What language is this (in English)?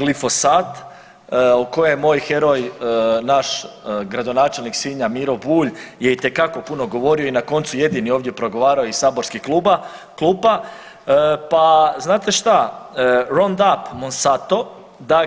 Croatian